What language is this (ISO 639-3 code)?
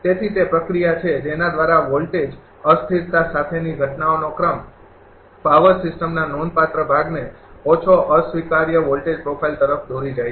guj